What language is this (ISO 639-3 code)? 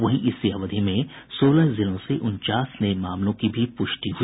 hin